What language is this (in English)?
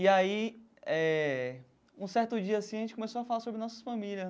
Portuguese